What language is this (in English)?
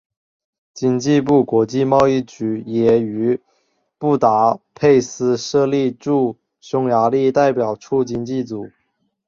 Chinese